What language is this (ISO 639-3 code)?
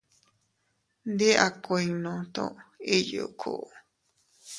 cut